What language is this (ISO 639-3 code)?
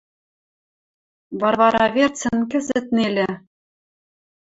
mrj